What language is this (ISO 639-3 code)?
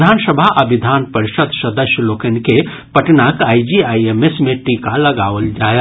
mai